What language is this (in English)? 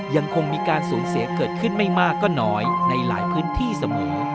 Thai